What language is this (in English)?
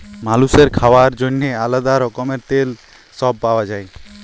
Bangla